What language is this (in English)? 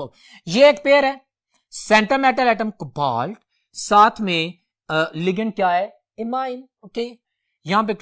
Hindi